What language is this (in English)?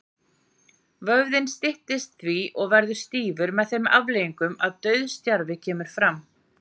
Icelandic